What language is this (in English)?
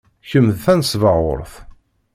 Kabyle